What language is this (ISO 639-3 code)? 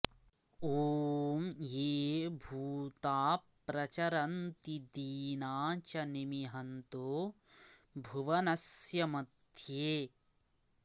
san